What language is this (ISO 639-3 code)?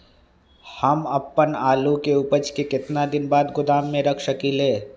mag